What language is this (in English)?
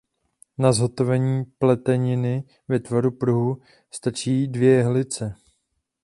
Czech